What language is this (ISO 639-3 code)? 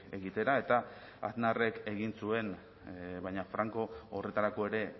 eus